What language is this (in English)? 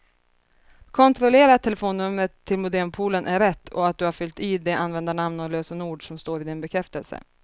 Swedish